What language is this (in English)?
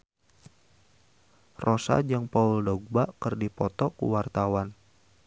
Sundanese